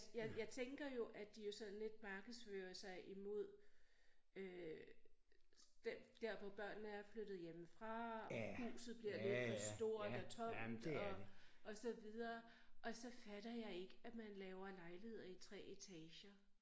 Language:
Danish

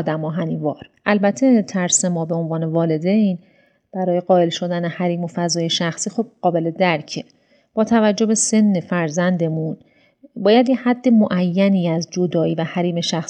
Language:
Persian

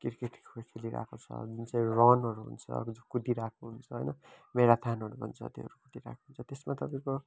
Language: Nepali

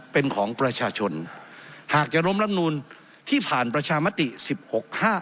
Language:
Thai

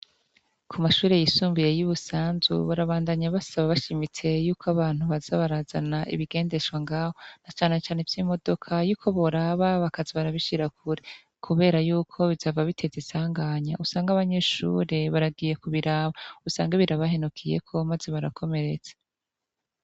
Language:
Rundi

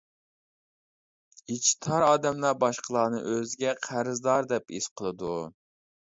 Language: Uyghur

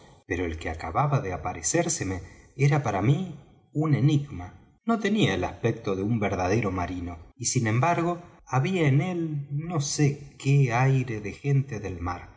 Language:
Spanish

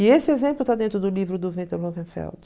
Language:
Portuguese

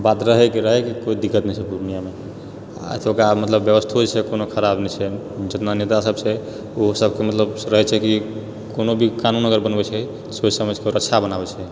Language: Maithili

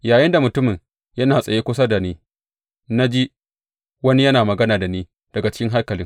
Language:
Hausa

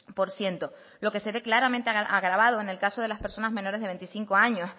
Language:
Spanish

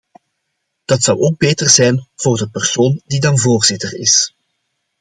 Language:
Dutch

